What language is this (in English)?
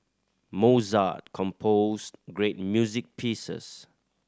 English